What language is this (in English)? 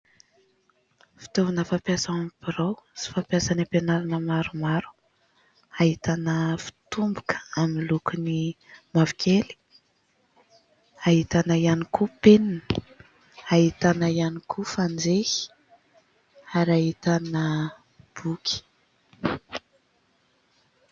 Malagasy